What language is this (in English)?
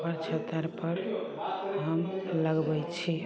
Maithili